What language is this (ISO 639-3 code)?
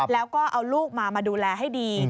tha